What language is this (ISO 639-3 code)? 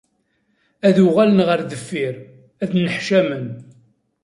kab